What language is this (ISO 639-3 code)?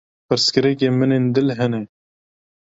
kur